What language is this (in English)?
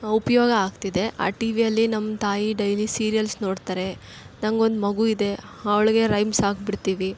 Kannada